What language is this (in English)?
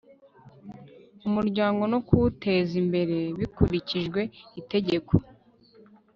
Kinyarwanda